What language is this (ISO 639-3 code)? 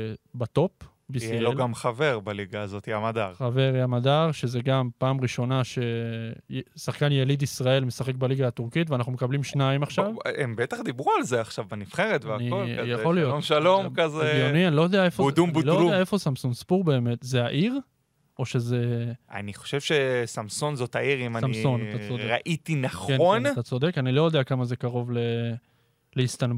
heb